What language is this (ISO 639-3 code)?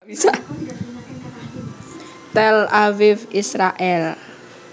jav